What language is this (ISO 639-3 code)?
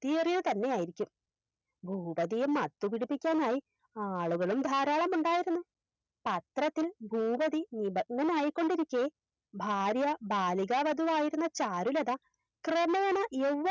mal